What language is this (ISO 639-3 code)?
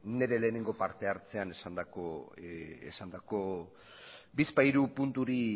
eus